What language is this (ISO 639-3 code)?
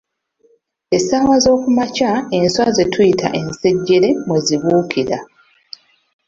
lug